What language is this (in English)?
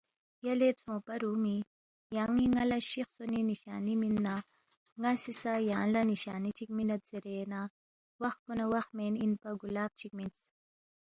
Balti